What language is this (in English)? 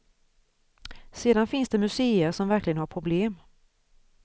Swedish